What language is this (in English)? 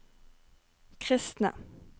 Norwegian